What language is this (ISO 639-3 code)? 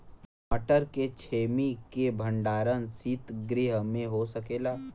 bho